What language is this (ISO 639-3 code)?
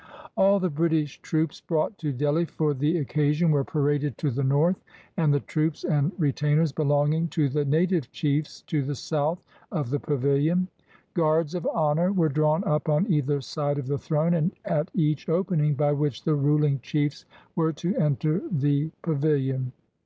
eng